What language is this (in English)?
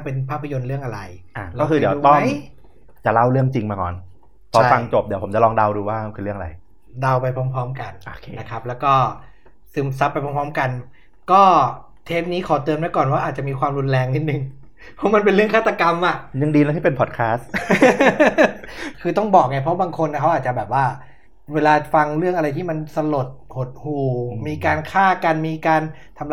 Thai